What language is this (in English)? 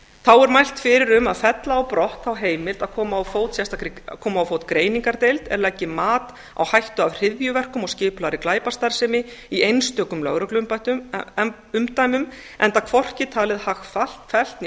Icelandic